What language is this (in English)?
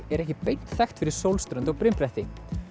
Icelandic